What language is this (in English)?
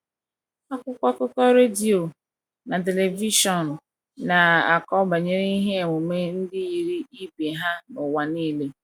Igbo